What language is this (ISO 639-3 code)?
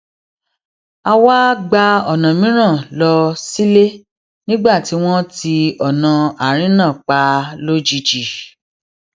yor